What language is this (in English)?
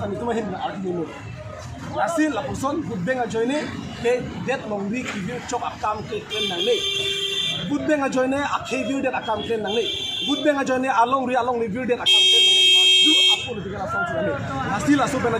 Indonesian